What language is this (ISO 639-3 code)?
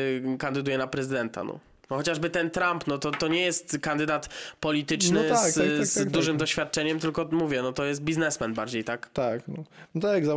pol